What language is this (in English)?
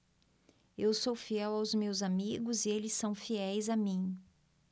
Portuguese